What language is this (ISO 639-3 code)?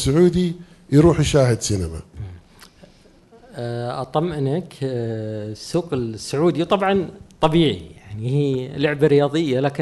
ara